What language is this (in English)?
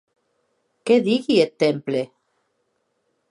Occitan